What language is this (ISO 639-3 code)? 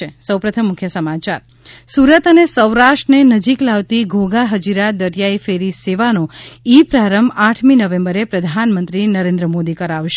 guj